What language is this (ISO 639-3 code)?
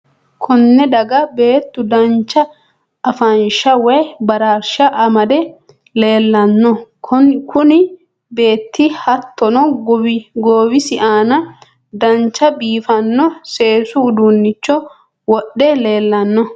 sid